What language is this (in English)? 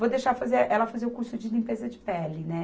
Portuguese